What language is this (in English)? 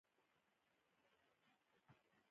Pashto